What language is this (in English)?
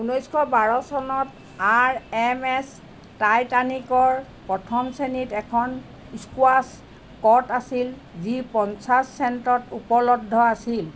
Assamese